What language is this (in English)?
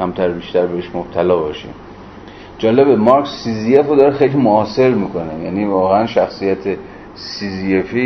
Persian